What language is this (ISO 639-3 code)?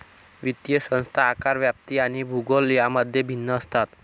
mar